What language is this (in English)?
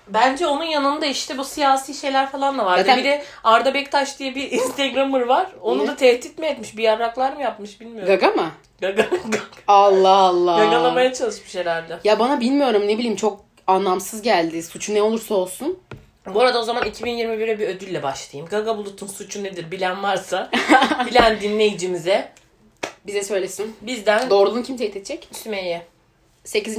Turkish